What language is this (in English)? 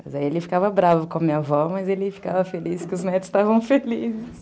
Portuguese